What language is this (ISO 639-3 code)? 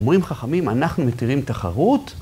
heb